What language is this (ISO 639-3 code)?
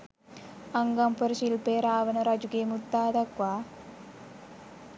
sin